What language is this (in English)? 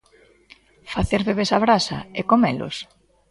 Galician